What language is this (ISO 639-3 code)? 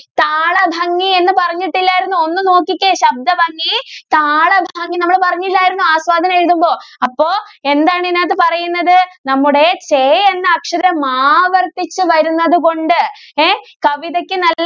mal